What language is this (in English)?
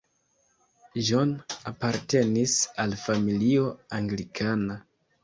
Esperanto